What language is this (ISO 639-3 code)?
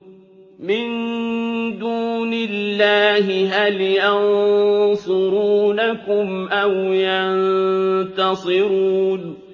ara